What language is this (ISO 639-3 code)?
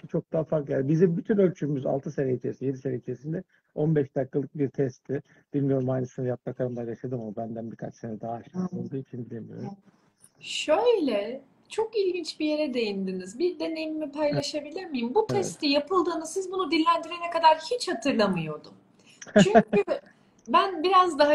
tur